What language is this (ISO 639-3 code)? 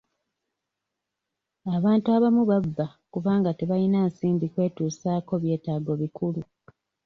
lug